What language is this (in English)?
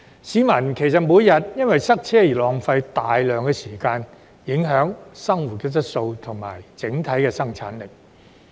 Cantonese